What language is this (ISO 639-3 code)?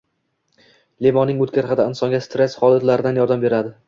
uzb